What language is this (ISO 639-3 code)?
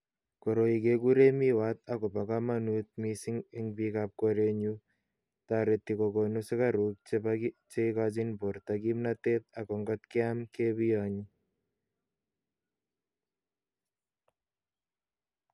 kln